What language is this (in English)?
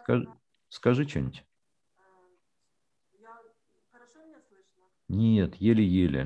Russian